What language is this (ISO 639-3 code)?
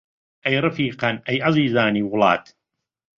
ckb